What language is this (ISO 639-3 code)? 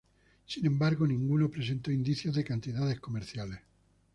spa